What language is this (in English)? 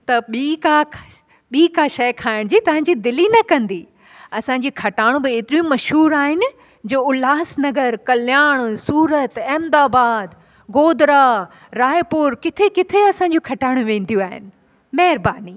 Sindhi